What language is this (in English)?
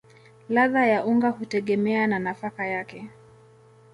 Swahili